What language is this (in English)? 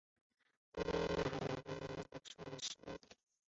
Chinese